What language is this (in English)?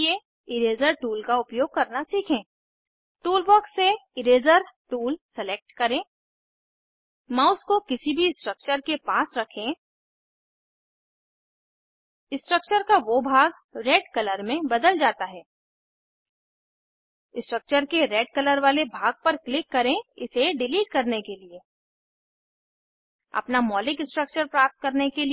Hindi